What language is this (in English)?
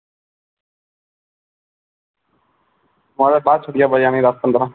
Dogri